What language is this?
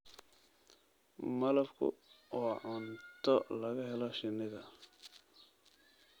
Somali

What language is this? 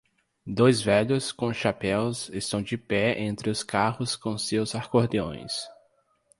Portuguese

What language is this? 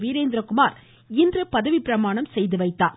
Tamil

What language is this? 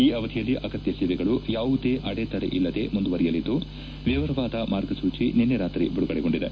Kannada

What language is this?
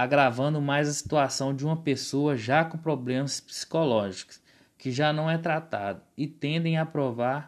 Portuguese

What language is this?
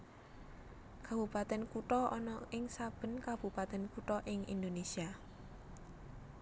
Javanese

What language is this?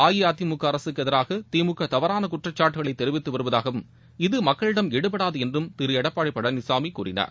Tamil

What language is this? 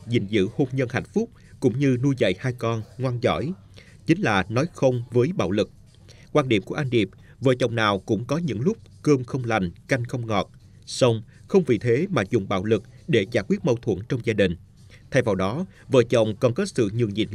Vietnamese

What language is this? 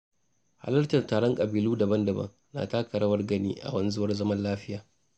Hausa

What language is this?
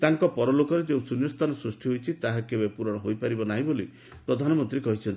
Odia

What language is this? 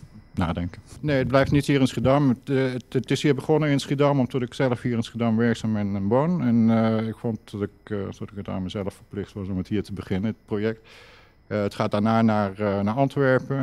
Dutch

